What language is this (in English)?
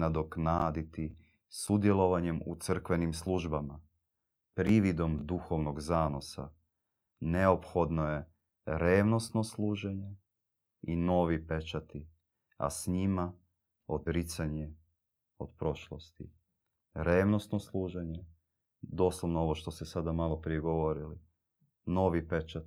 Croatian